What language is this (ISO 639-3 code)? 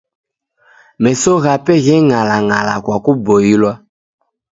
dav